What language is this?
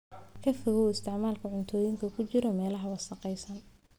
Somali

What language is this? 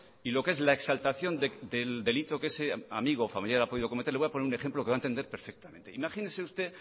Spanish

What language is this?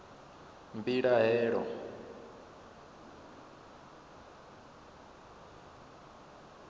Venda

